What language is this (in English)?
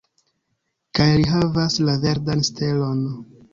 Esperanto